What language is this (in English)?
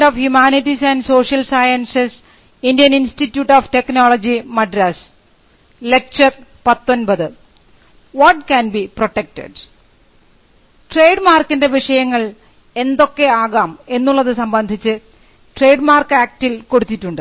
Malayalam